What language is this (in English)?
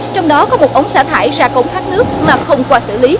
Vietnamese